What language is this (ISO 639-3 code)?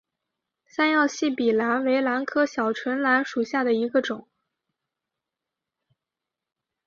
zho